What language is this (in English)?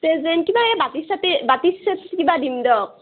Assamese